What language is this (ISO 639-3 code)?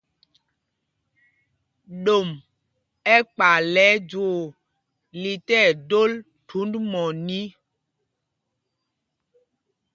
mgg